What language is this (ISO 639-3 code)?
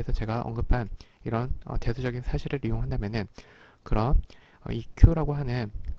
kor